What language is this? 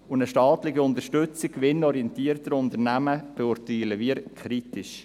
Swiss German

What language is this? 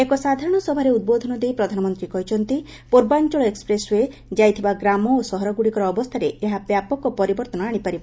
Odia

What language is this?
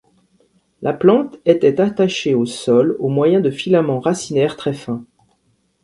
French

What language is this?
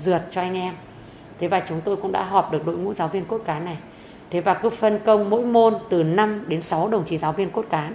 Vietnamese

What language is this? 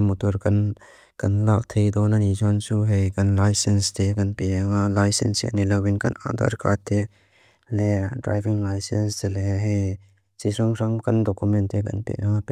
Mizo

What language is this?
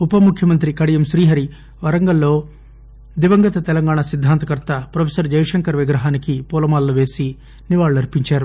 Telugu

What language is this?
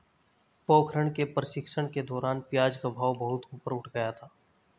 Hindi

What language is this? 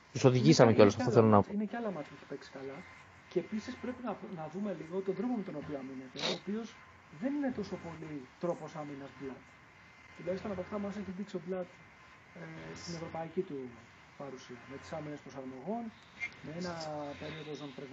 Greek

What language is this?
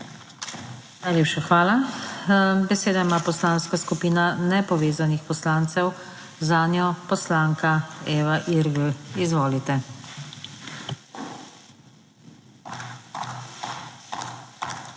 Slovenian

